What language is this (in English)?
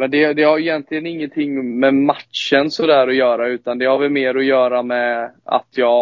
Swedish